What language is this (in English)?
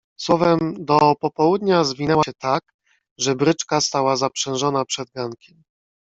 Polish